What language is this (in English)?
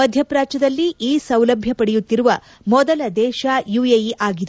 Kannada